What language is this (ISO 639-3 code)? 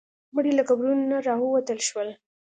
pus